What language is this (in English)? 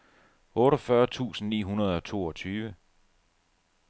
Danish